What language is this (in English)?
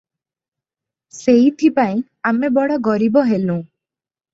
Odia